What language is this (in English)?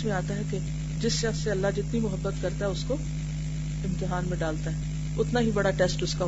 Urdu